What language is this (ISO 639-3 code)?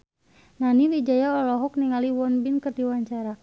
sun